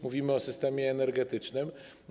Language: Polish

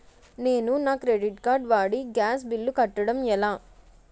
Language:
Telugu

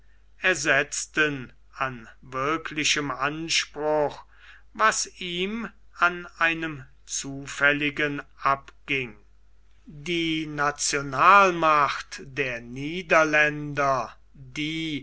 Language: German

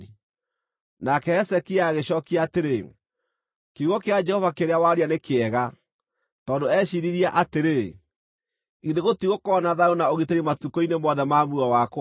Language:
Kikuyu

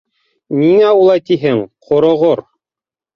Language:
Bashkir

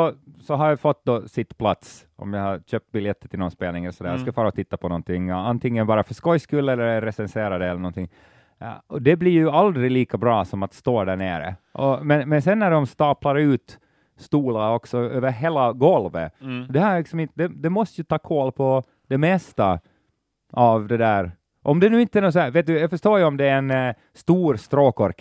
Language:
Swedish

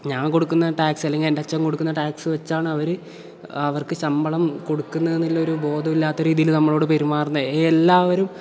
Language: Malayalam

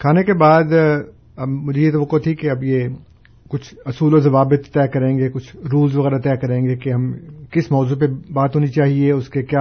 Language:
Urdu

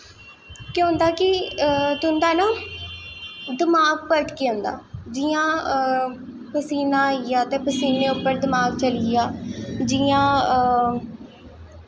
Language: Dogri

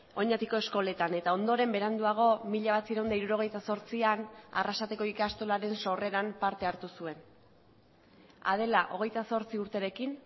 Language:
Basque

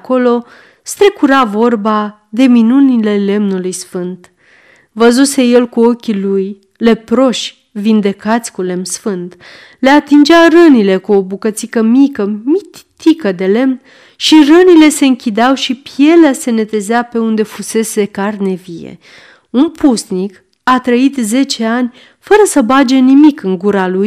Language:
Romanian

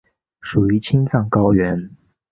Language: Chinese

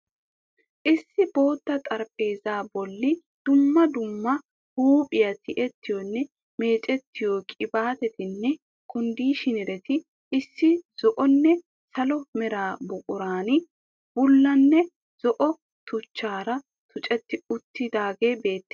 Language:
Wolaytta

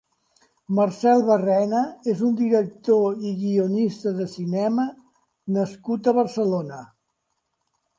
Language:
Catalan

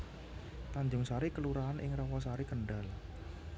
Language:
Javanese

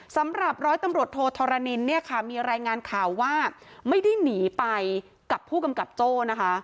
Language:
Thai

